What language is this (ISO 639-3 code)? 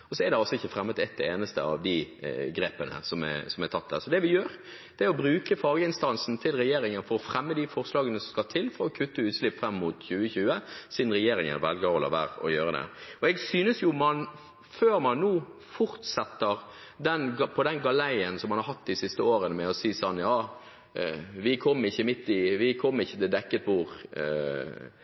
nob